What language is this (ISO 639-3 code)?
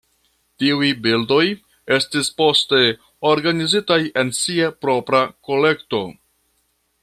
epo